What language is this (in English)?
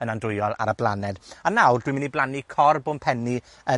Welsh